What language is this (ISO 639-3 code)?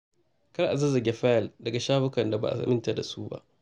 hau